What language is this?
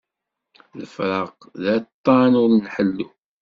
Kabyle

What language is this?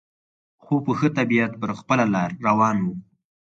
Pashto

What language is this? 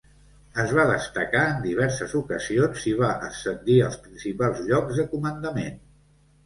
Catalan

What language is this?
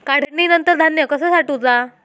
Marathi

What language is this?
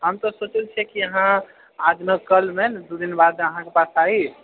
Maithili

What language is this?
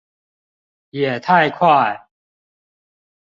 Chinese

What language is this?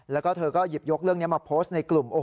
Thai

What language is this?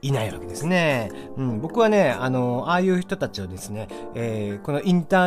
Japanese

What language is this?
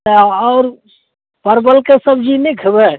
Maithili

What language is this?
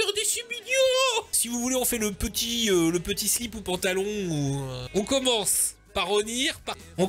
French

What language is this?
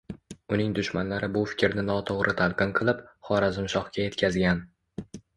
Uzbek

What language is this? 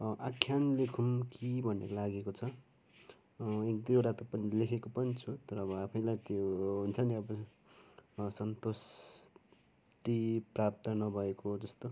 Nepali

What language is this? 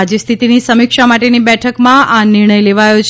Gujarati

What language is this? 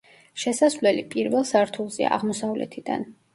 Georgian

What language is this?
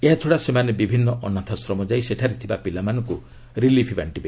Odia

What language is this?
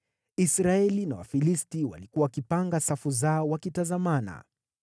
Swahili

